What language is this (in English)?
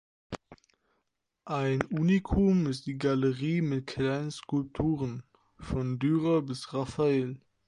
German